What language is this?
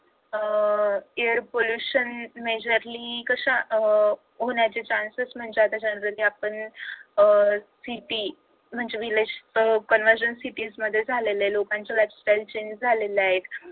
Marathi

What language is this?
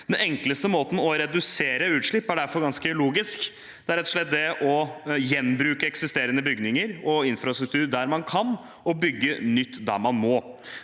Norwegian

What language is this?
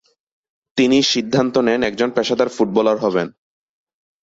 Bangla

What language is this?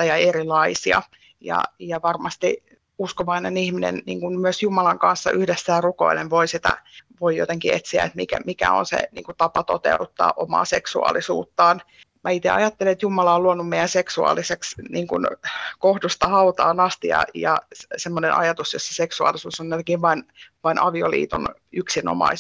Finnish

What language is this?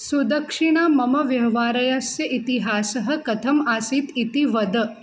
Sanskrit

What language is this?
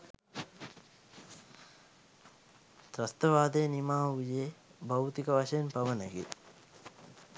Sinhala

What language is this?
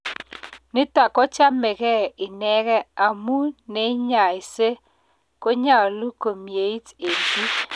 Kalenjin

